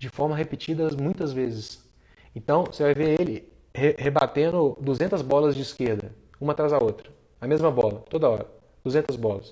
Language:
Portuguese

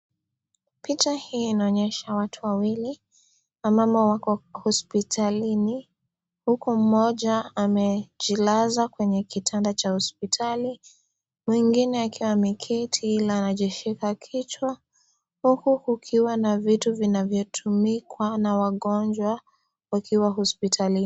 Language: Swahili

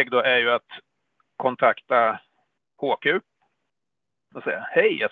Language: Swedish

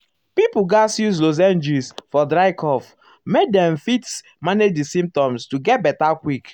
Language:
Nigerian Pidgin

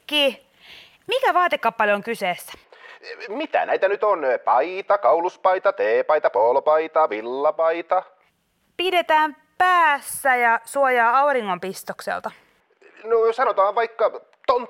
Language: Finnish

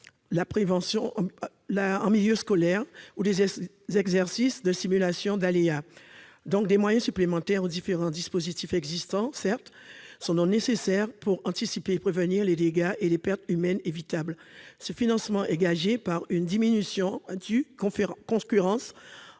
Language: French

